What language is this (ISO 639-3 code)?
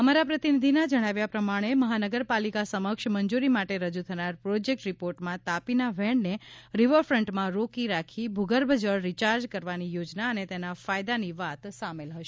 guj